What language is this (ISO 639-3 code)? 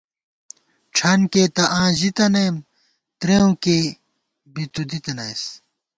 gwt